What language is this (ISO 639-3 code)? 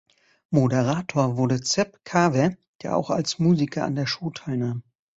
deu